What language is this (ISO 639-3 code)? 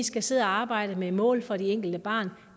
dan